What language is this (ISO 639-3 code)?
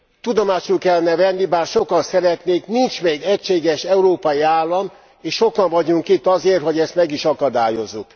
hun